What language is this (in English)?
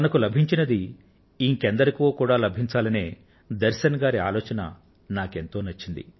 Telugu